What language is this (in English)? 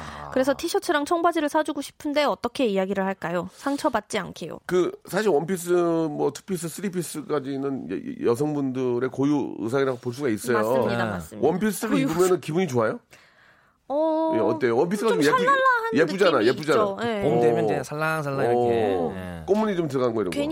Korean